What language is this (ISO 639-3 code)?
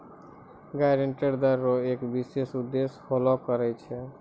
mai